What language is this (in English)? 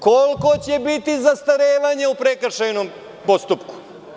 Serbian